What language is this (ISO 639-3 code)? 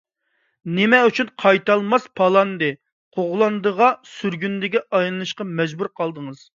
uig